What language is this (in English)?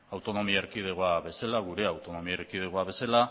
Basque